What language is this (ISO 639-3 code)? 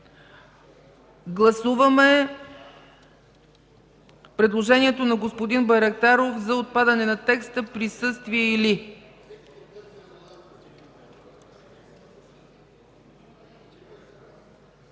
bul